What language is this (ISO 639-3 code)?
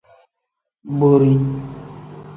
kdh